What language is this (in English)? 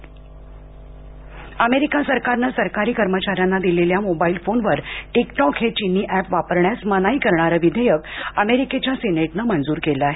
Marathi